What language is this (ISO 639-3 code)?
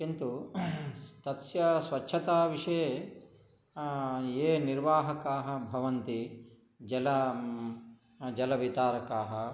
san